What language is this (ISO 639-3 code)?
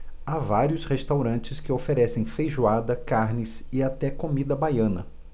por